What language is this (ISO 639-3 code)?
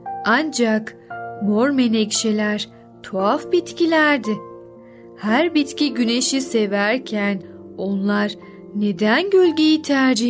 tur